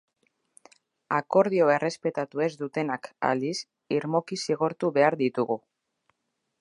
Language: Basque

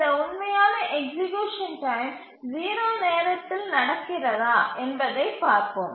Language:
Tamil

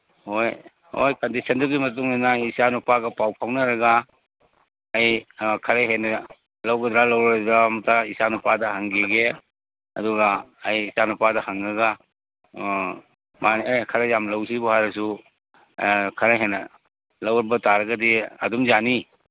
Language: Manipuri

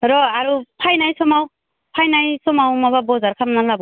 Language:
Bodo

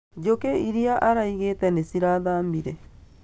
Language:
Kikuyu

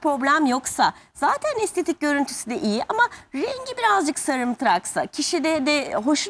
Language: Turkish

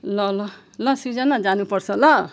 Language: Nepali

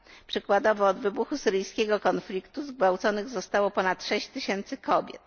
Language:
Polish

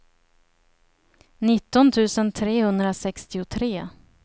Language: Swedish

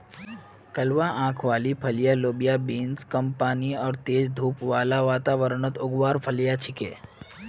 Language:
Magahi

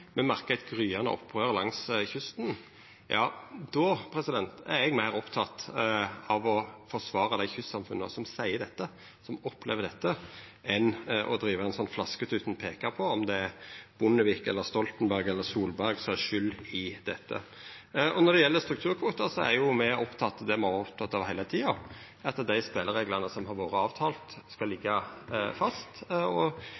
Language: Norwegian Nynorsk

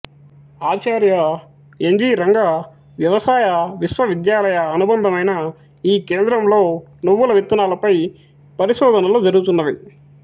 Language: Telugu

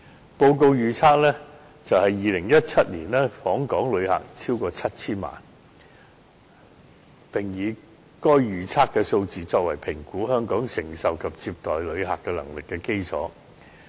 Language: Cantonese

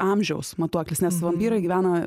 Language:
Lithuanian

